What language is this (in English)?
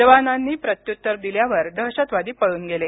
Marathi